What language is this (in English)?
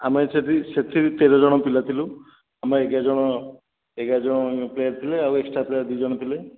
Odia